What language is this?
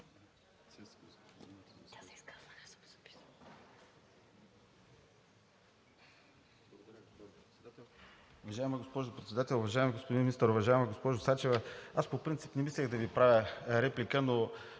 Bulgarian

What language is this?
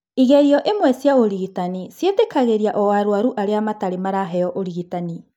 Kikuyu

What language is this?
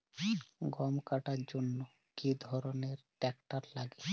Bangla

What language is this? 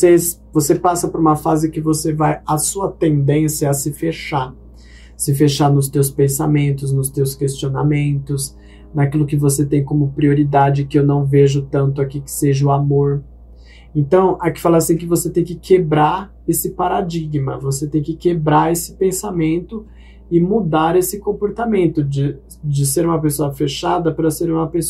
Portuguese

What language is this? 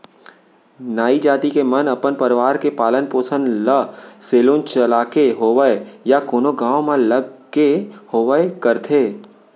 Chhattisgarhi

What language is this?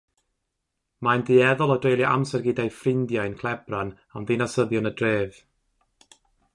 Welsh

